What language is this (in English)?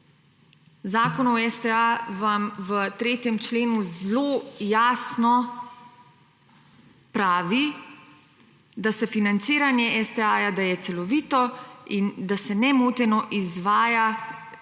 Slovenian